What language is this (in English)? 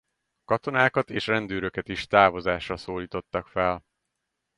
Hungarian